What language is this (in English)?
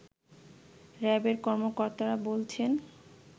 Bangla